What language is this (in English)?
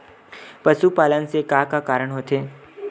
Chhattisgarhi